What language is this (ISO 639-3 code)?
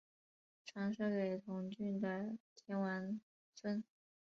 zho